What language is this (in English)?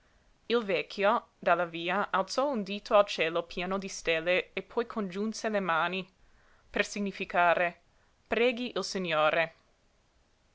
Italian